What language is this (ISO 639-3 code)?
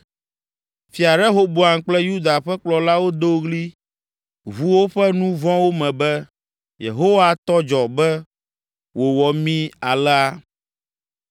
ewe